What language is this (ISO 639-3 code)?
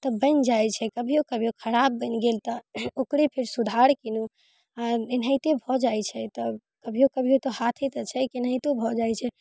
mai